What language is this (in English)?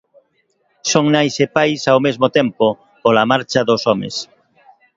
Galician